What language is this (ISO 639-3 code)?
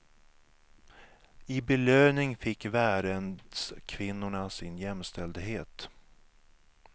swe